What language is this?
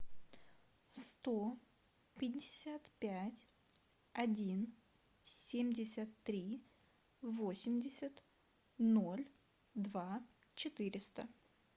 Russian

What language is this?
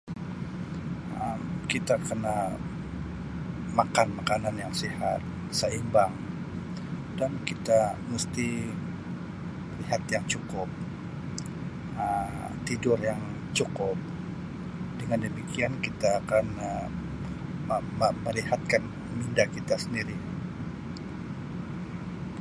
Sabah Malay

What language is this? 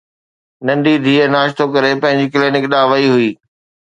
Sindhi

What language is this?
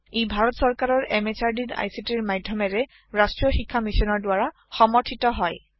Assamese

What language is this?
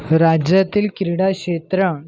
Marathi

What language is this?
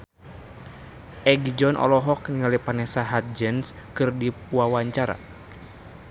Sundanese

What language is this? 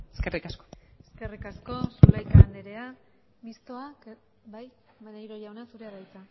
Basque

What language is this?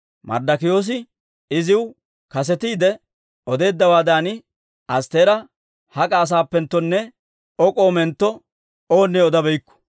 Dawro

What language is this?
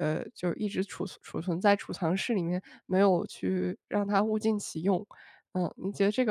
Chinese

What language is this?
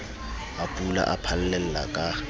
Southern Sotho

